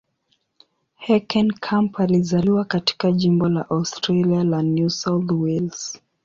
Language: Swahili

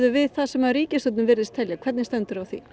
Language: Icelandic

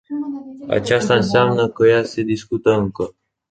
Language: Romanian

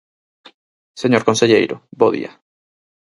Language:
Galician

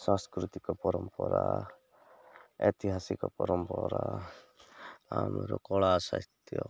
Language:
Odia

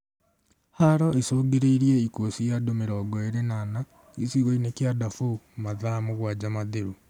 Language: Kikuyu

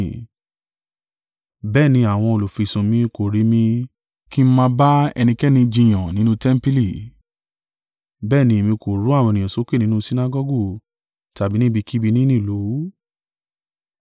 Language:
Yoruba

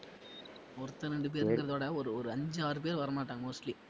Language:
Tamil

